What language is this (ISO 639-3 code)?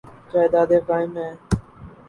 urd